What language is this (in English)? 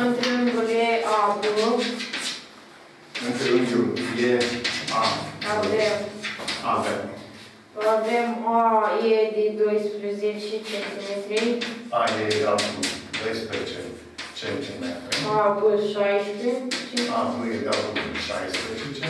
Romanian